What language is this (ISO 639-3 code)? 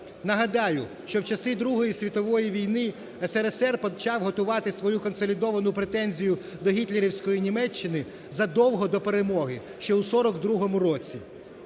ukr